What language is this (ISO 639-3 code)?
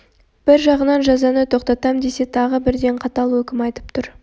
kaz